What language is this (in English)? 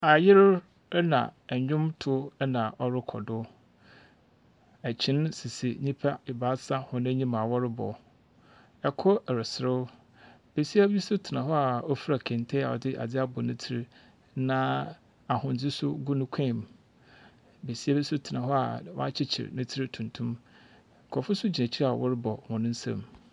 Akan